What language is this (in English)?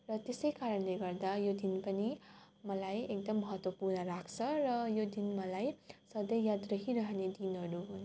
Nepali